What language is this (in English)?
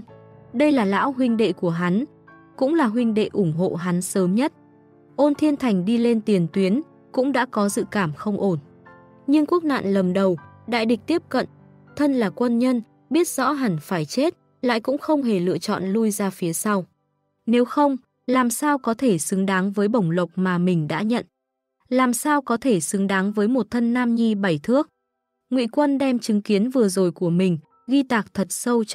Vietnamese